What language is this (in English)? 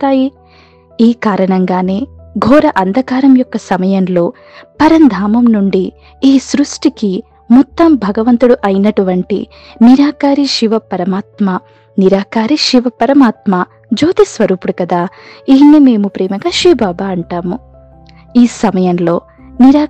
Telugu